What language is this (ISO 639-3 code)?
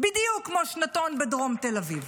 heb